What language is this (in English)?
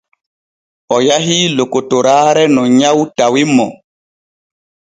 Borgu Fulfulde